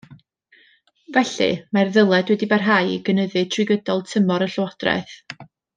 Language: Welsh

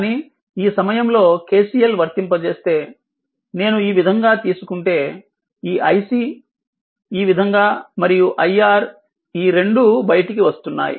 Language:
Telugu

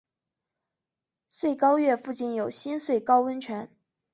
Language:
Chinese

